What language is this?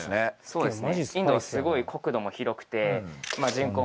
Japanese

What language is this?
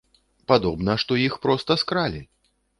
Belarusian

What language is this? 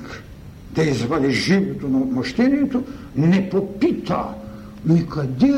Bulgarian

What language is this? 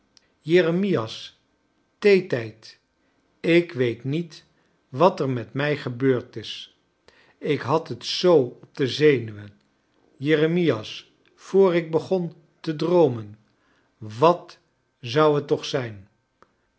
Dutch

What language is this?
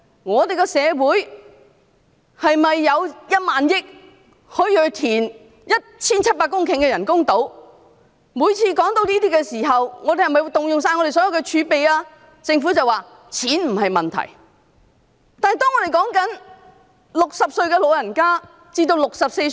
Cantonese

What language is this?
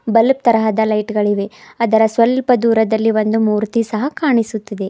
Kannada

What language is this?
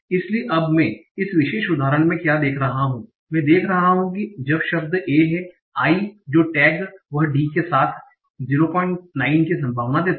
Hindi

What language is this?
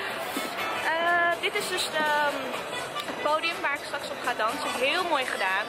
Dutch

